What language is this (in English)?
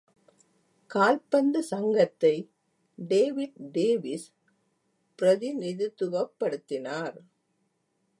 Tamil